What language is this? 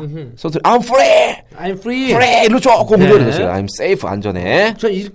Korean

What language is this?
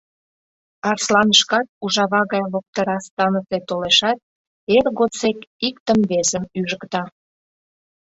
Mari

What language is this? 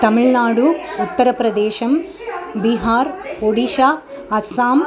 Sanskrit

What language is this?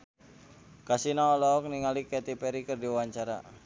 Sundanese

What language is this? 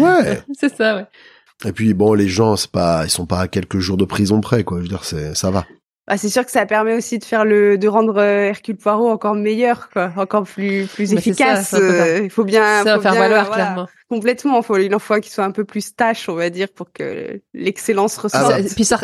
French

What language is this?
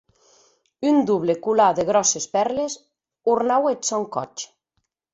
Occitan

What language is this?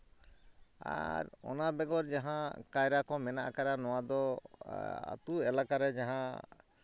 Santali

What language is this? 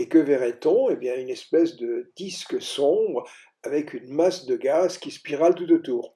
French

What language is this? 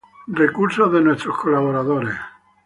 Spanish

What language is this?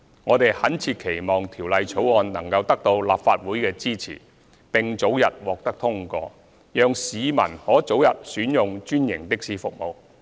Cantonese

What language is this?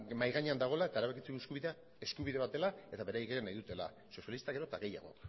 Basque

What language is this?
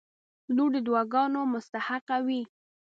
Pashto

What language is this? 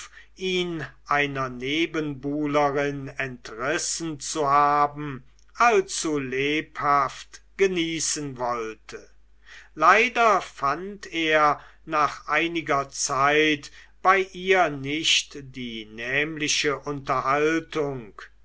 German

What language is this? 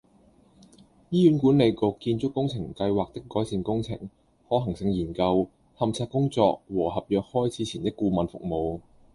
Cantonese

